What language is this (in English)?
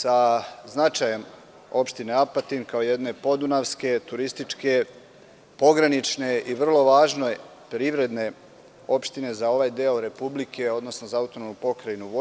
Serbian